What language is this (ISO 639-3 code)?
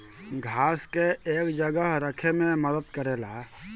bho